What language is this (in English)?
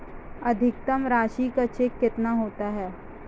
Hindi